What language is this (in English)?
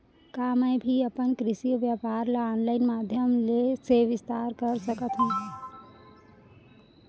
Chhattisgarhi